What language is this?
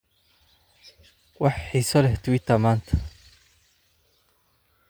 Somali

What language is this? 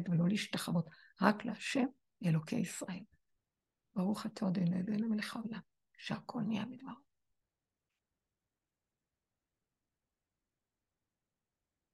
Hebrew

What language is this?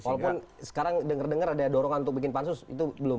Indonesian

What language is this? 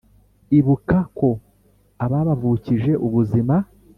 Kinyarwanda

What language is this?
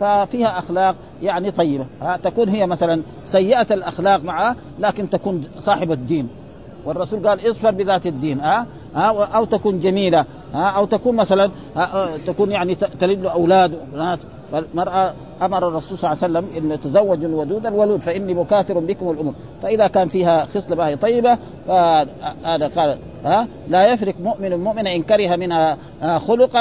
Arabic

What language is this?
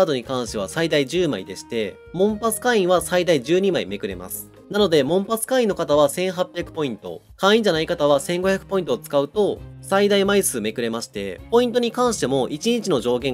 Japanese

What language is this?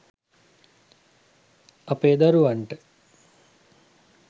Sinhala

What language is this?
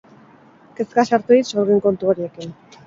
Basque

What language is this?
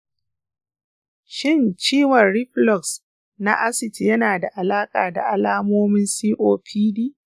Hausa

